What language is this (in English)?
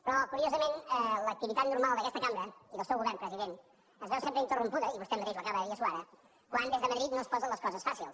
Catalan